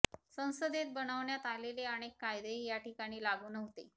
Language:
Marathi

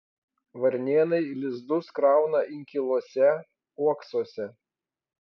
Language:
Lithuanian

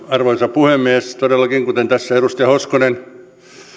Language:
Finnish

